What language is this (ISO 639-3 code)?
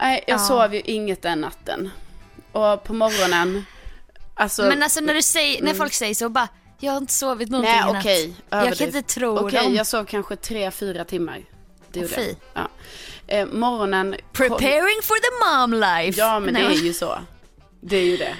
swe